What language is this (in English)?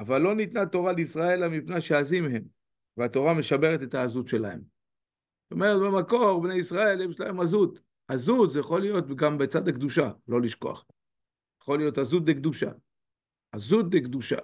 Hebrew